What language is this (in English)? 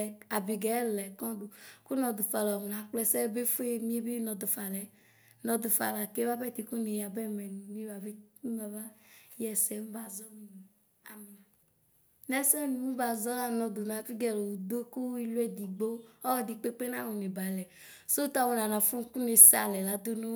Ikposo